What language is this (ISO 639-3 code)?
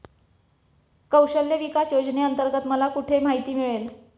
mar